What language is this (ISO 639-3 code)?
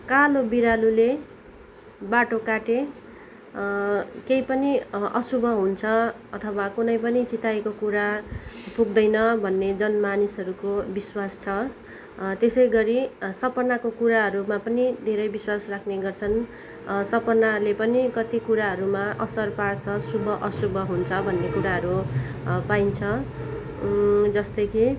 nep